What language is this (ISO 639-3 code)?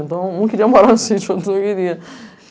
por